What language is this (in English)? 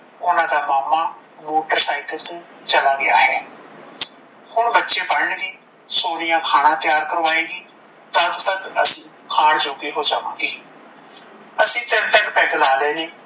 Punjabi